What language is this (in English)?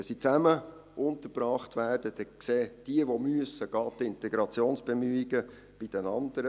Swiss German